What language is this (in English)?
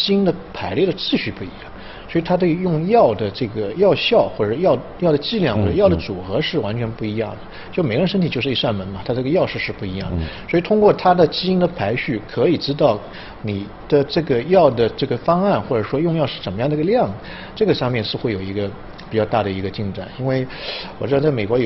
Chinese